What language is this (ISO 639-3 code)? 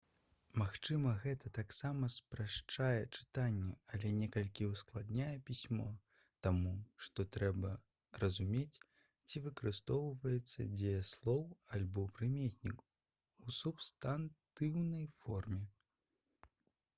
bel